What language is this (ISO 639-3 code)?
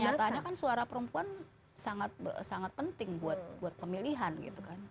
ind